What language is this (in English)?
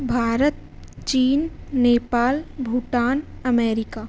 Sanskrit